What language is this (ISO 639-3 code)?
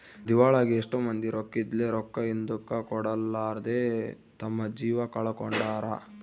kan